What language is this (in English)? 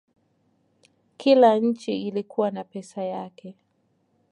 Swahili